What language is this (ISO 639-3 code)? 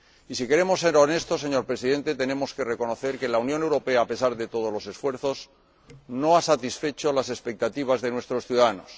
spa